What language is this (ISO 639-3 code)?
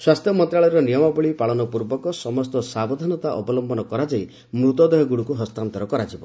ori